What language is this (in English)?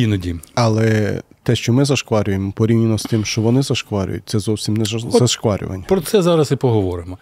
Ukrainian